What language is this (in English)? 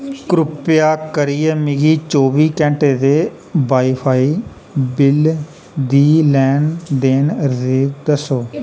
Dogri